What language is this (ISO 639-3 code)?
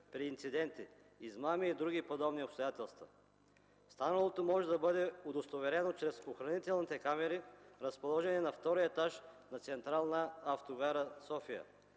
bul